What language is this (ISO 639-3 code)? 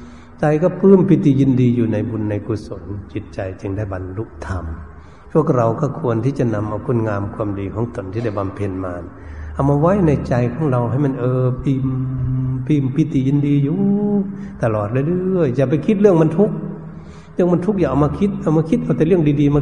tha